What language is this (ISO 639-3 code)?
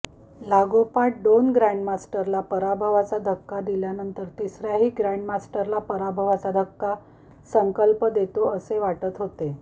mar